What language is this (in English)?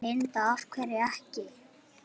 Icelandic